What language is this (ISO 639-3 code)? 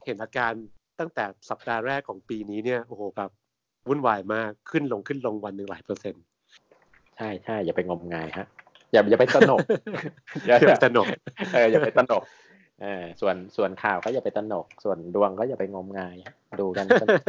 tha